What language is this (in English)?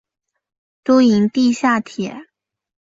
Chinese